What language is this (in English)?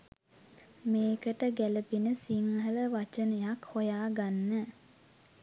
Sinhala